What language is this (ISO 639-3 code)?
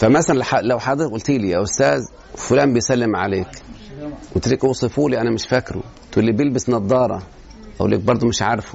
ara